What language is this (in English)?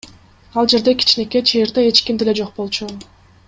Kyrgyz